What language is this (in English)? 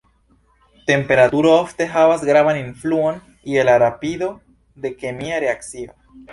Esperanto